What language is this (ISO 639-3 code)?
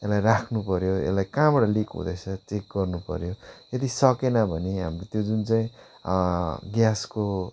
nep